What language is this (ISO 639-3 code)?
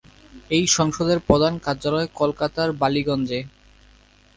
ben